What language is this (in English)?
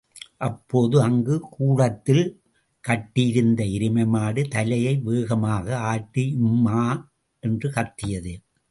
Tamil